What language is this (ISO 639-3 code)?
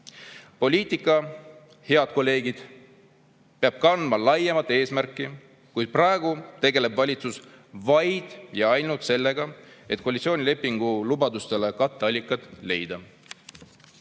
est